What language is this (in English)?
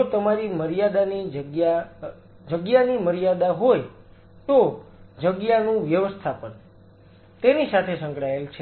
Gujarati